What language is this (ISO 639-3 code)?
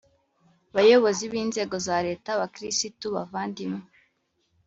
kin